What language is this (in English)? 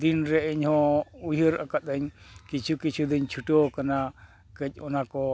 Santali